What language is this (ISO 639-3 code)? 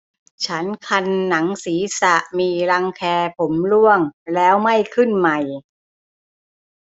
tha